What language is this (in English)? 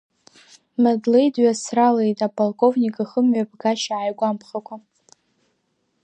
Abkhazian